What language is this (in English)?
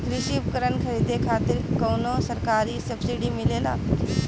Bhojpuri